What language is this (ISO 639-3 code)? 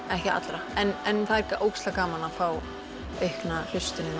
isl